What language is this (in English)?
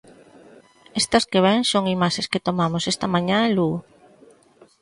Galician